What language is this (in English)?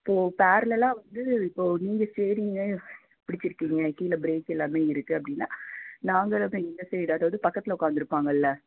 Tamil